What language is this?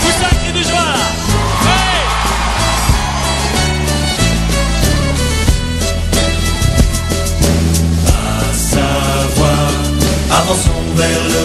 French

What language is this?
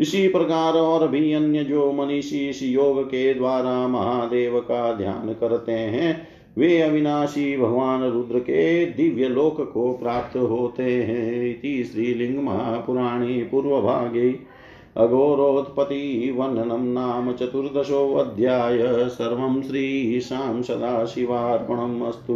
Hindi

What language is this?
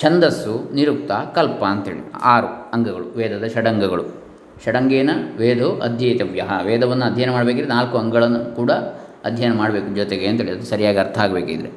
Kannada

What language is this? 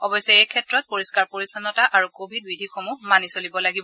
Assamese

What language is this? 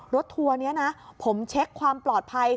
Thai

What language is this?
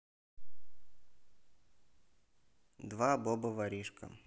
Russian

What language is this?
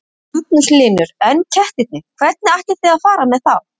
Icelandic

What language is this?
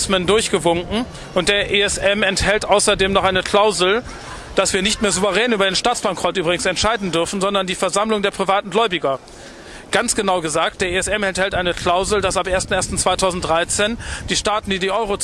German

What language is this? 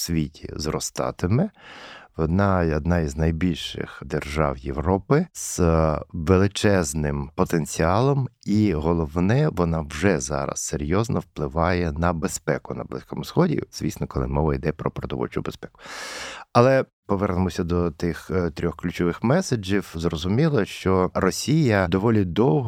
Ukrainian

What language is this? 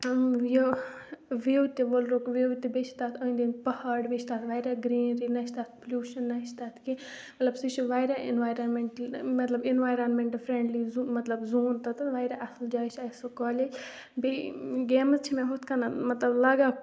Kashmiri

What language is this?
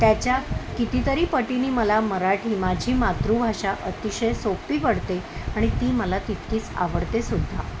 Marathi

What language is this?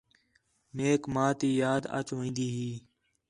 Khetrani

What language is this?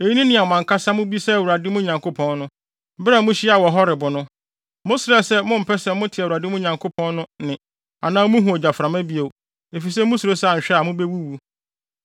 Akan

